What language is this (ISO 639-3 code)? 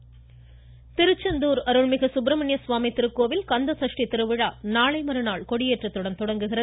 tam